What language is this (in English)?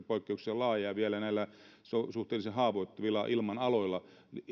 Finnish